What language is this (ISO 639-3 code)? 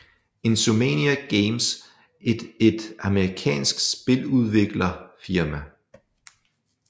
dan